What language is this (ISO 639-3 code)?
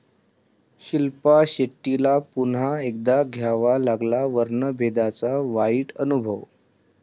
mar